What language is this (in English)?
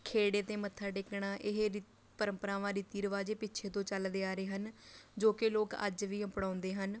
Punjabi